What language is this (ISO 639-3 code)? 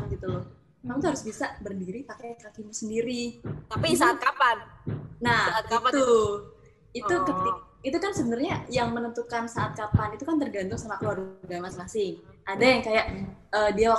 ind